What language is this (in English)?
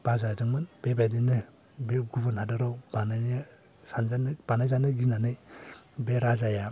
Bodo